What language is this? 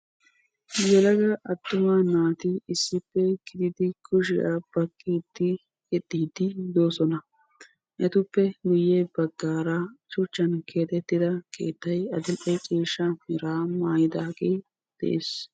Wolaytta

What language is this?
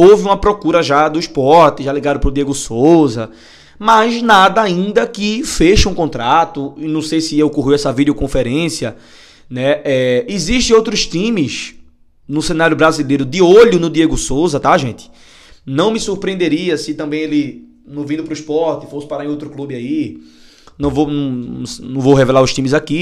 Portuguese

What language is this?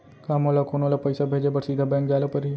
Chhattisgarhi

